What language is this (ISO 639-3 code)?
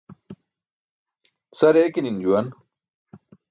bsk